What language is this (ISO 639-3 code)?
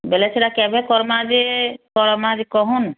ori